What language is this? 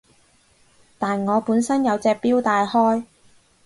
Cantonese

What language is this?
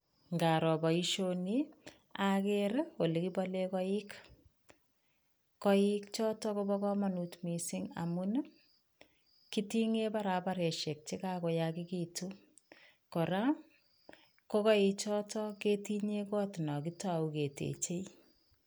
Kalenjin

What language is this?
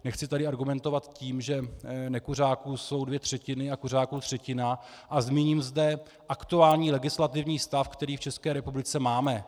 Czech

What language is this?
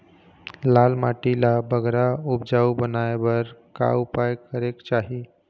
Chhattisgarhi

